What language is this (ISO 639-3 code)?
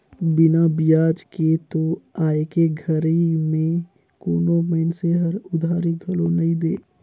hne